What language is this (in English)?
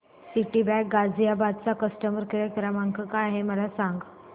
Marathi